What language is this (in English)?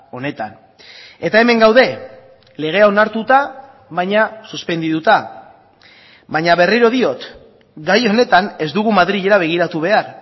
Basque